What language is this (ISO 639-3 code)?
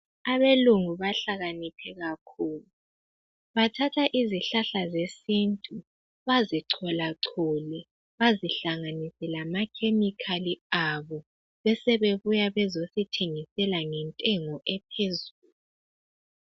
nde